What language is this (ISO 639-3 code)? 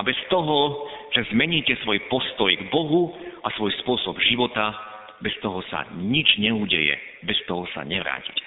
slk